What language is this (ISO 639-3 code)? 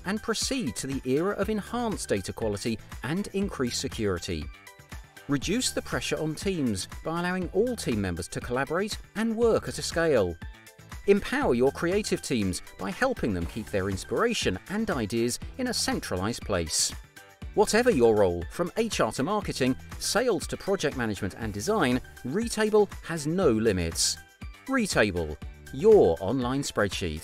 eng